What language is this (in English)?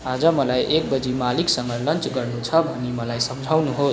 Nepali